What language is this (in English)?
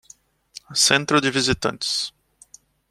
Portuguese